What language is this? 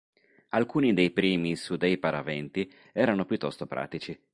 Italian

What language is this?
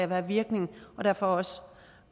Danish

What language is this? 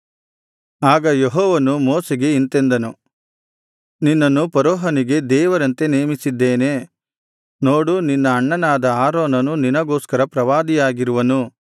Kannada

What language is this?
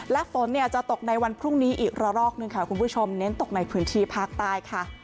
Thai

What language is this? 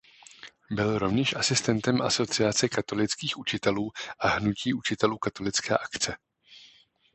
Czech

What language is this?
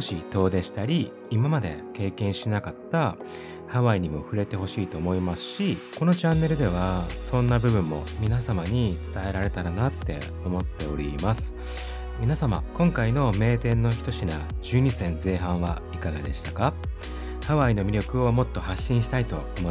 Japanese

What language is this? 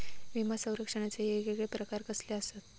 Marathi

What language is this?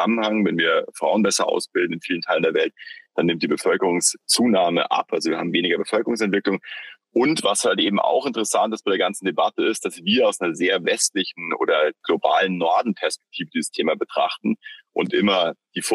German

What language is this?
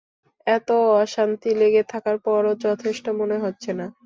Bangla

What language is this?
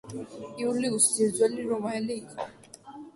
Georgian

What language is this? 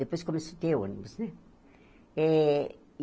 Portuguese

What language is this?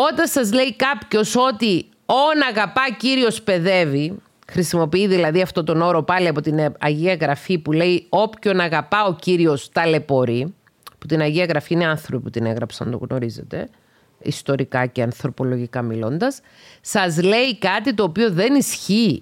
Greek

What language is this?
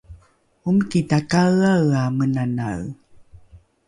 Rukai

